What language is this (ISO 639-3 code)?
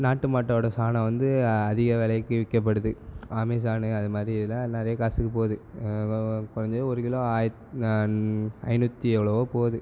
tam